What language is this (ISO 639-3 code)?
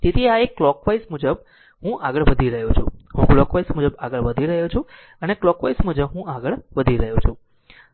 guj